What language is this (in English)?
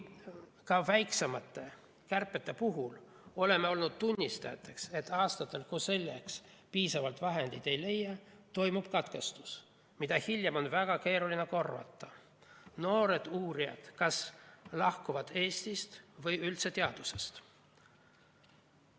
Estonian